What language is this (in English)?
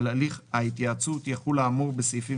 Hebrew